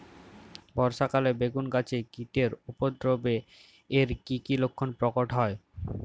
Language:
Bangla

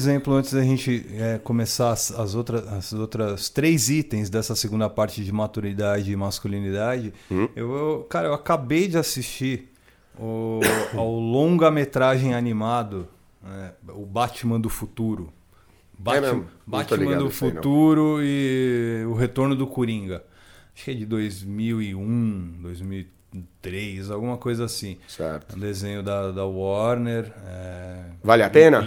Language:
Portuguese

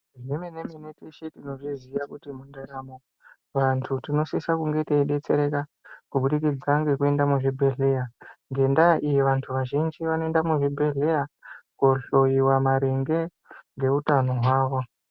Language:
Ndau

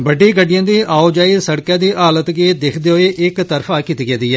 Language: Dogri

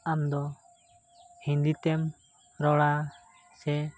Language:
Santali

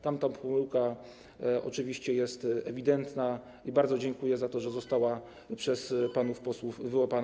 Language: Polish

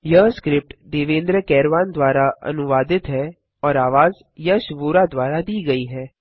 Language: Hindi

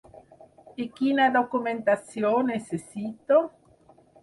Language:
Catalan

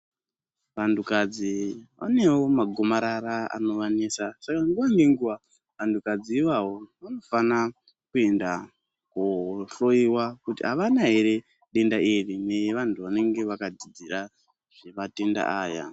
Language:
Ndau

